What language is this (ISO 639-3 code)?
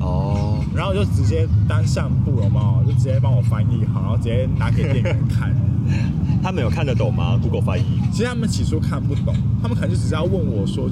zho